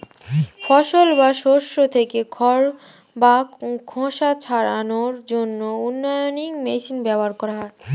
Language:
Bangla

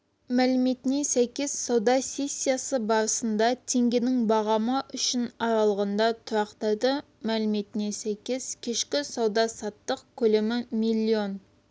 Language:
Kazakh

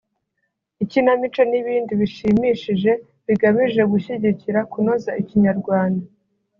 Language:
Kinyarwanda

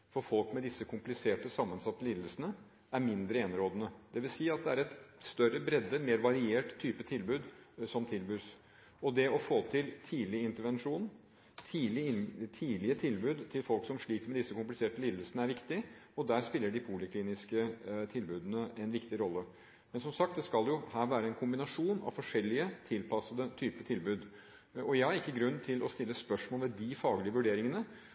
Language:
Norwegian Bokmål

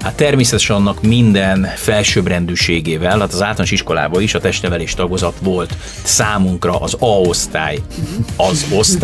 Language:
Hungarian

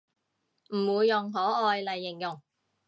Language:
Cantonese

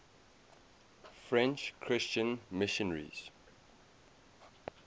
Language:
English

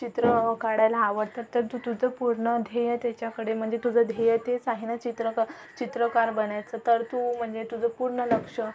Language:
Marathi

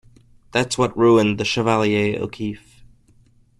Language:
English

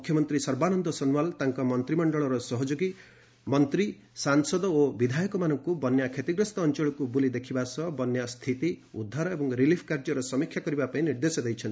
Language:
Odia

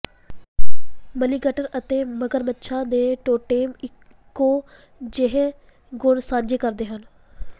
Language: Punjabi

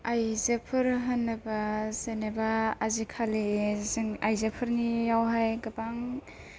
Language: Bodo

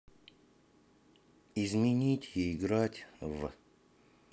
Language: Russian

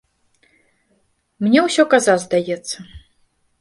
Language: Belarusian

